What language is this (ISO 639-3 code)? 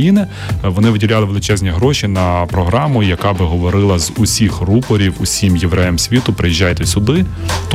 ukr